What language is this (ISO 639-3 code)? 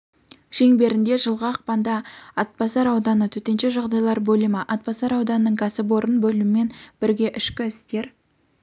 kaz